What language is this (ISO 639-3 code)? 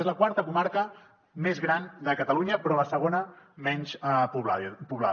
cat